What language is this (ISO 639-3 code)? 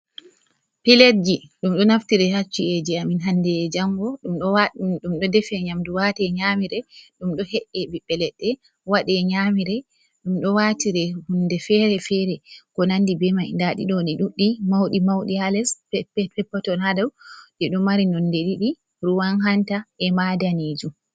ful